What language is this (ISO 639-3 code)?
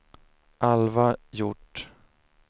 swe